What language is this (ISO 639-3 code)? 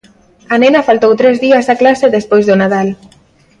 glg